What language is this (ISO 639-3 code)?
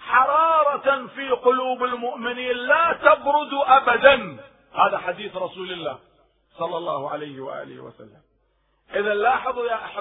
ara